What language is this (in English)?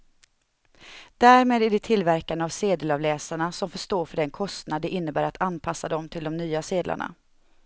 Swedish